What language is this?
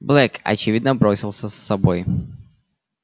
Russian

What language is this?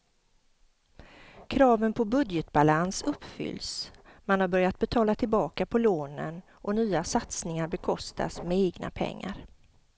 Swedish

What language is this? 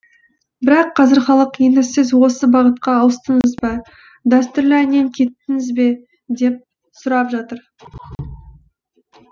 Kazakh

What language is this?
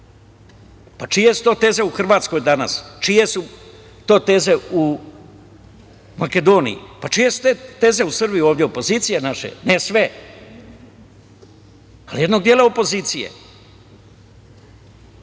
Serbian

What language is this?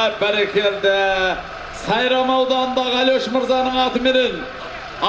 Turkish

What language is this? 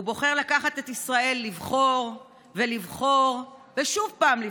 Hebrew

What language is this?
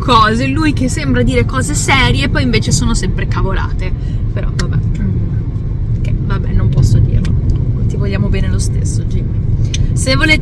Italian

